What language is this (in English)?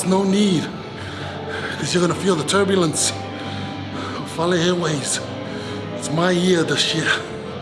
Japanese